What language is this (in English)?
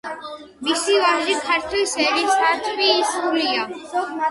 Georgian